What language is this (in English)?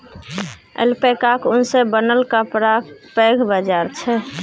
Maithili